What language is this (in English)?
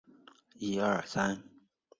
Chinese